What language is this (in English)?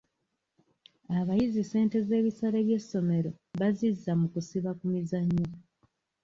Ganda